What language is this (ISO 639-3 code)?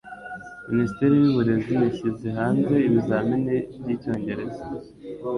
kin